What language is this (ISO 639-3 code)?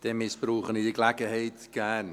gsw